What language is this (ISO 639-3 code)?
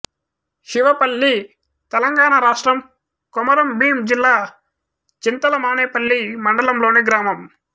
tel